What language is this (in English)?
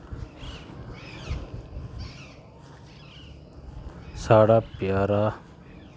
Dogri